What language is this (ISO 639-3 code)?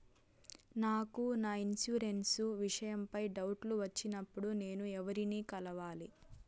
tel